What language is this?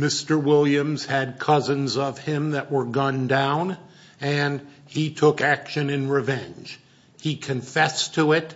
English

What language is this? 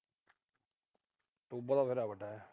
Punjabi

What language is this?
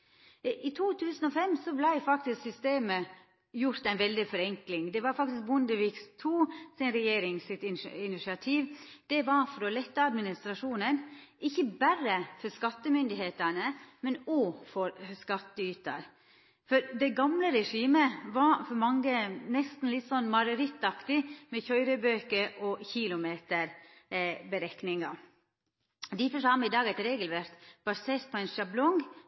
Norwegian Nynorsk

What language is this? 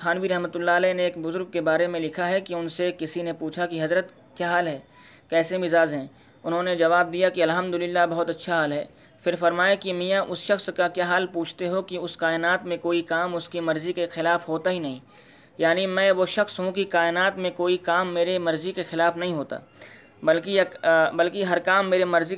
Urdu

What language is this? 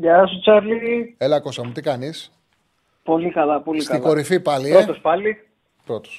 Greek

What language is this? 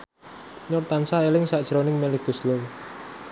Javanese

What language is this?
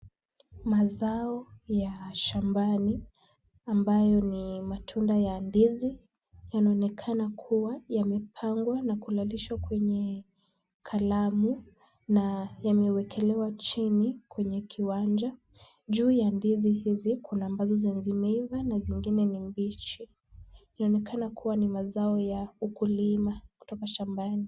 Swahili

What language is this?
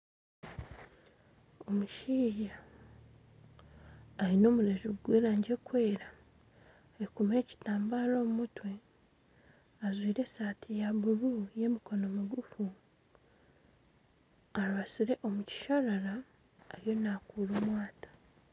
Nyankole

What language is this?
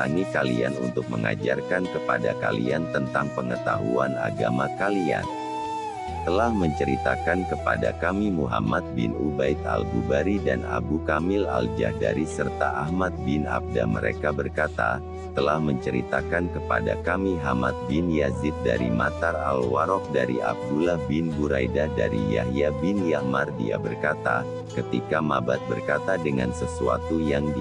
Indonesian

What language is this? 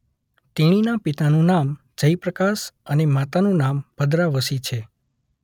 Gujarati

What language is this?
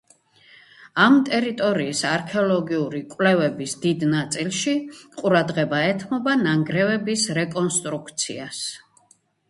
Georgian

